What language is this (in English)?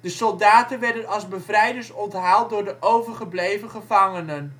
Dutch